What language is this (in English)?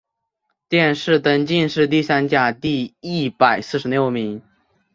Chinese